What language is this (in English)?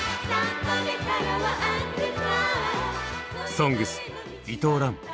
Japanese